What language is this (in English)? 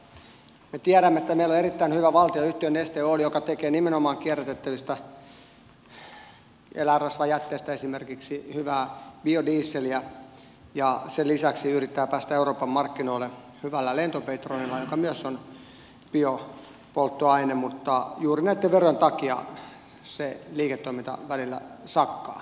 Finnish